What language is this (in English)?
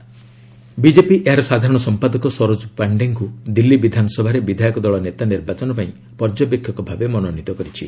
Odia